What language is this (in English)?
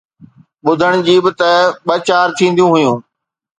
Sindhi